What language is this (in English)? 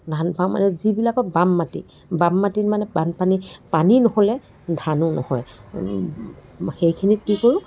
Assamese